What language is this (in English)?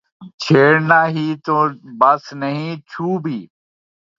Urdu